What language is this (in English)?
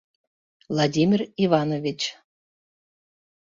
Mari